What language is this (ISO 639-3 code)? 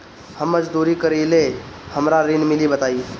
bho